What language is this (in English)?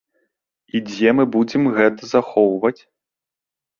Belarusian